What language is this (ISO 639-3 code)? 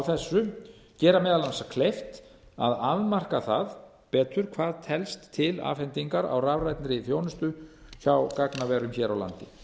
isl